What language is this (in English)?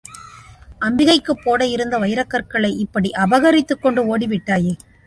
Tamil